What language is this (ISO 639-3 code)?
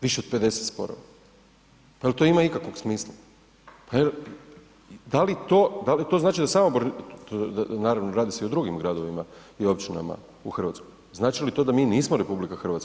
hrv